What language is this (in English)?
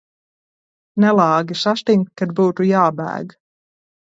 Latvian